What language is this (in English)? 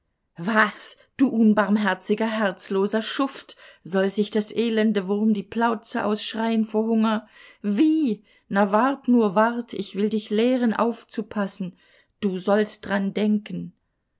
German